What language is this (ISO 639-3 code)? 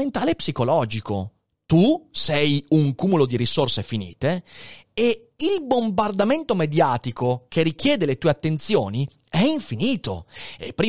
ita